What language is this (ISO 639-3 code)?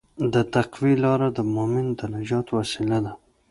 pus